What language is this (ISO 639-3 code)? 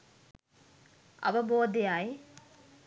sin